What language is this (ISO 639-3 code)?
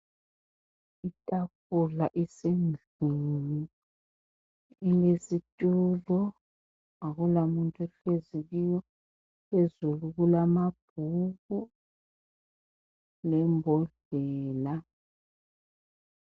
nde